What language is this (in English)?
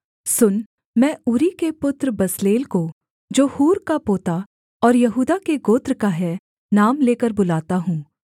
Hindi